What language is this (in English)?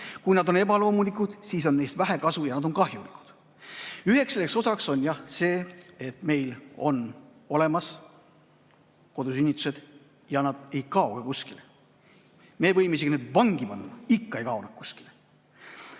Estonian